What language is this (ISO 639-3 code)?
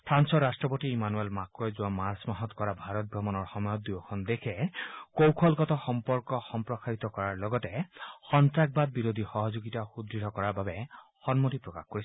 asm